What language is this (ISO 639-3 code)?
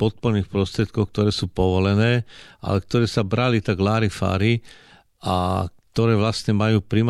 slk